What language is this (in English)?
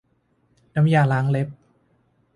Thai